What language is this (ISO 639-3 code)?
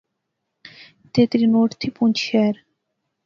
phr